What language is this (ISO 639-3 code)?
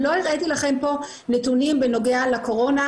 heb